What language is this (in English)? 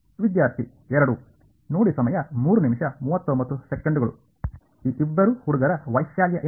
Kannada